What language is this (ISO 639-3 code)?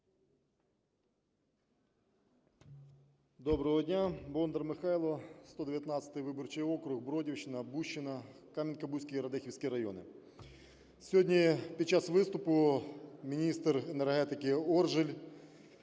ukr